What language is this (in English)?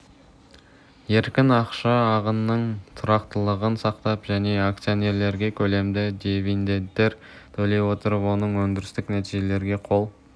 Kazakh